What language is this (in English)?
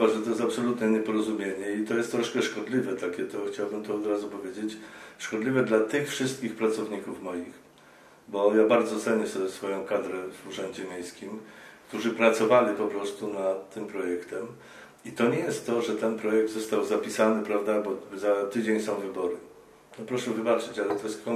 Polish